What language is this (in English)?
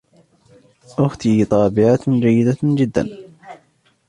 Arabic